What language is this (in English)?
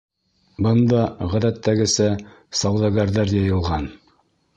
Bashkir